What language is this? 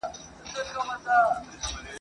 Pashto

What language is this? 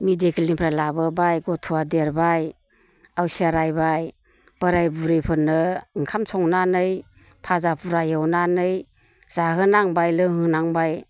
Bodo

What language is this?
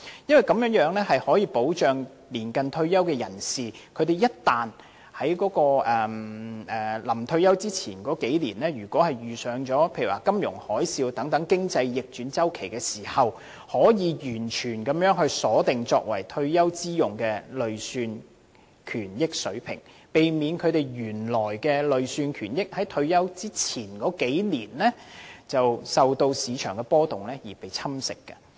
Cantonese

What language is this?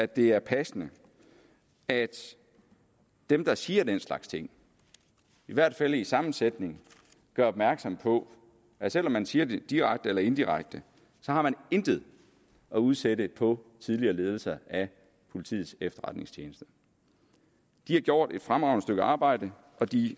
Danish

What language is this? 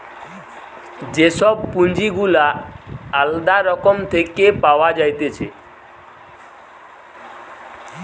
Bangla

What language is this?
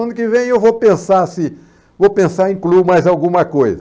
Portuguese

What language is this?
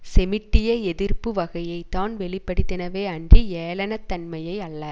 Tamil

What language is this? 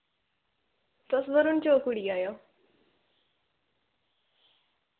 Dogri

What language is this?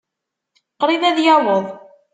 Kabyle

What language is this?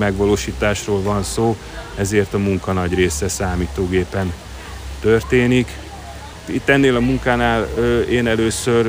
Hungarian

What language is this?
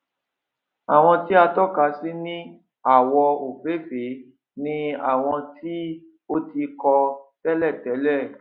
Yoruba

